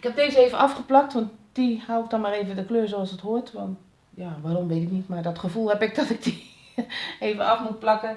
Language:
Dutch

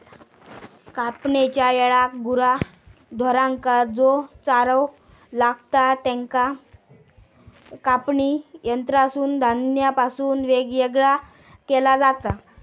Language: Marathi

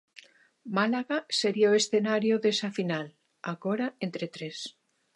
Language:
Galician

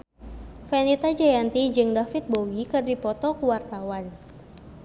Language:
Sundanese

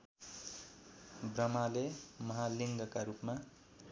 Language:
Nepali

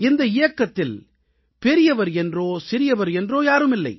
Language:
Tamil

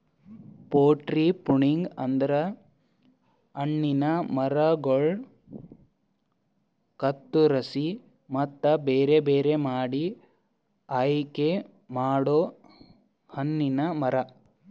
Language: Kannada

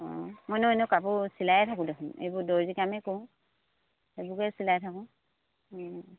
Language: Assamese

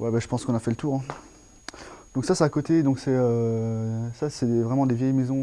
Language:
French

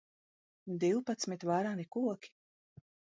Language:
Latvian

